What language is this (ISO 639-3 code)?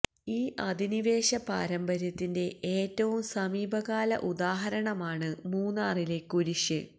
mal